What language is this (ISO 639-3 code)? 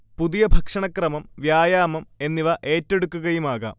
mal